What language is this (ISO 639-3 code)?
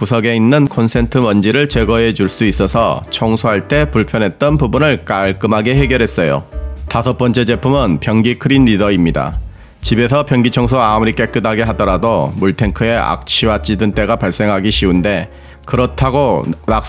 kor